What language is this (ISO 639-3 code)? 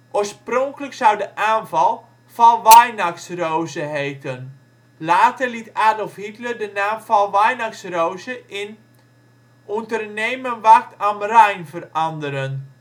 nld